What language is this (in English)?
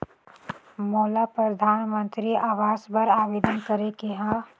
Chhattisgarhi